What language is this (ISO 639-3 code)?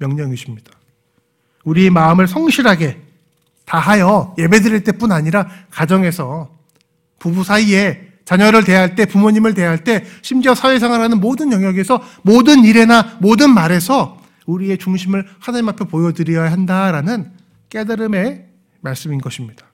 kor